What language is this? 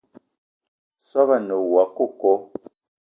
Eton (Cameroon)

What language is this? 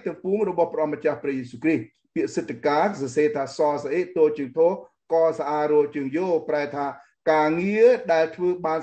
Thai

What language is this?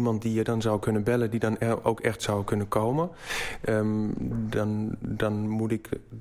Dutch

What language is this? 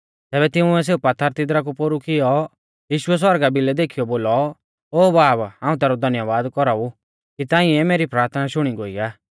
Mahasu Pahari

